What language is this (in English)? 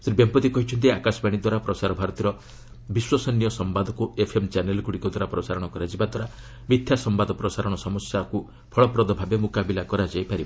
Odia